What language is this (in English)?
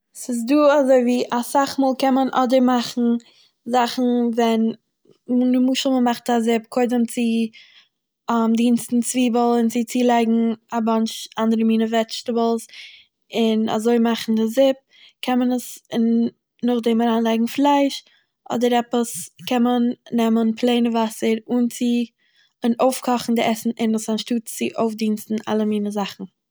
Yiddish